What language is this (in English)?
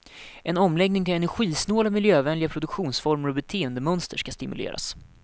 Swedish